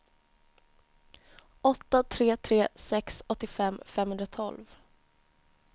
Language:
Swedish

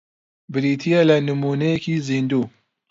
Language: Central Kurdish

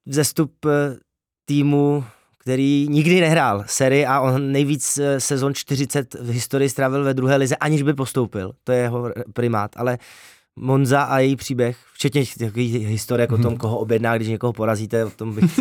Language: Czech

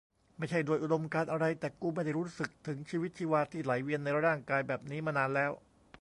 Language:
Thai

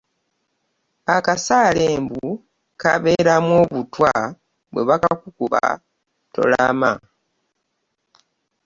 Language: Ganda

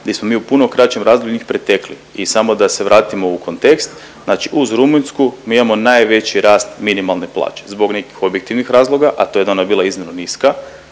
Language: Croatian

